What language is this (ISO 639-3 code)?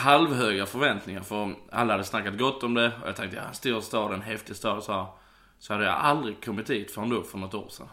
swe